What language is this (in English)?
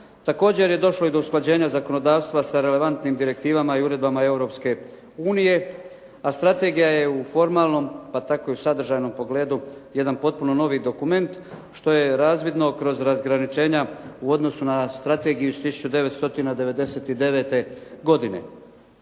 Croatian